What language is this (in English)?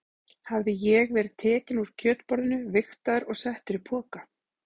Icelandic